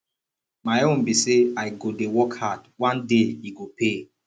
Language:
Nigerian Pidgin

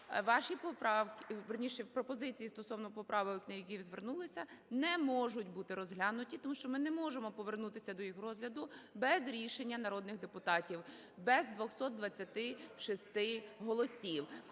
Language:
Ukrainian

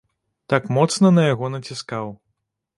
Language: Belarusian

